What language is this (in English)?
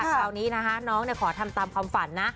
Thai